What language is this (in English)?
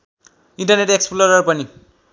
Nepali